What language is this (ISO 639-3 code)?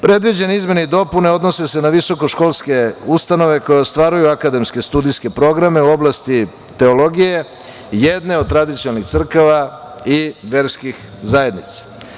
srp